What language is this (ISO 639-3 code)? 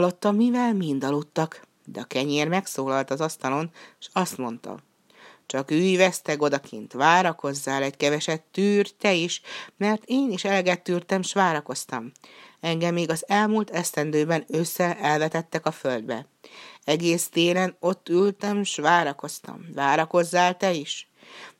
hun